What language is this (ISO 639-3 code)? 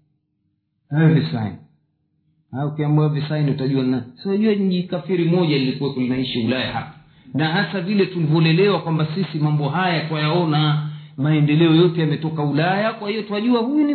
swa